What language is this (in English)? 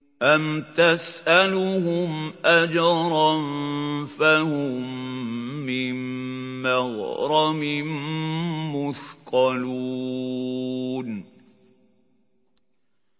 Arabic